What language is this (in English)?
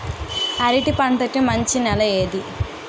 Telugu